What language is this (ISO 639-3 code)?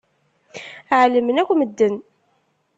kab